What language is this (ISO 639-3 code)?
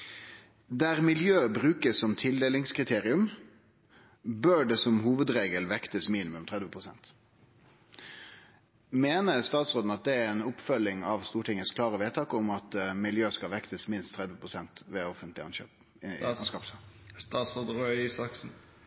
nno